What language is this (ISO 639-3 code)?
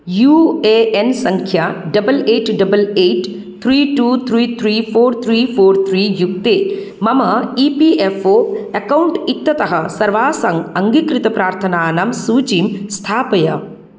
san